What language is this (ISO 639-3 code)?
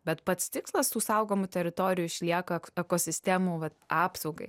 lit